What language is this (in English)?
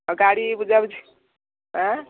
Odia